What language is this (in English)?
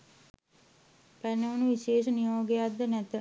Sinhala